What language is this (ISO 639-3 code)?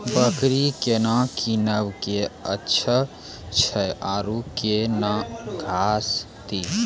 mai